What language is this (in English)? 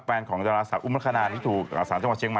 Thai